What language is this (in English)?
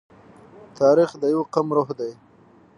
Pashto